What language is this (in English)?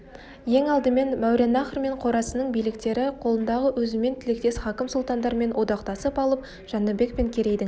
Kazakh